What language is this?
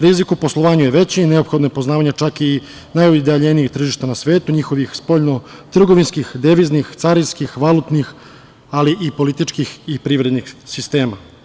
Serbian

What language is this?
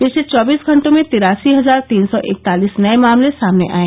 Hindi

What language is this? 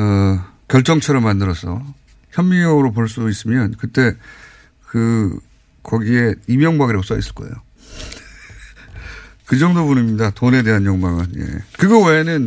Korean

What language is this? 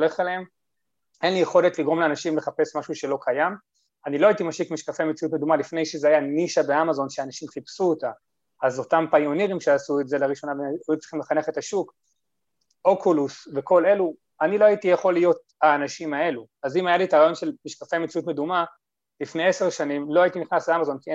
Hebrew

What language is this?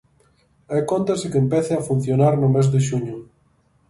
Galician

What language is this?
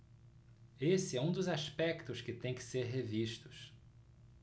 Portuguese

